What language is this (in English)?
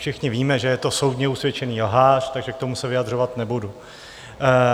Czech